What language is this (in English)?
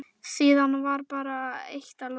Icelandic